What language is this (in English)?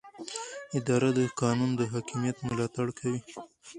Pashto